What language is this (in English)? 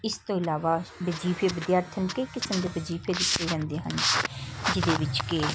Punjabi